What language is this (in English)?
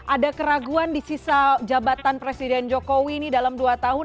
Indonesian